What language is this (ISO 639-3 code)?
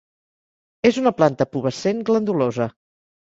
cat